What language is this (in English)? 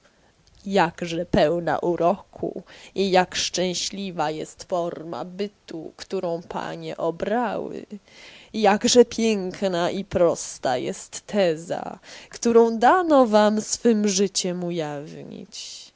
Polish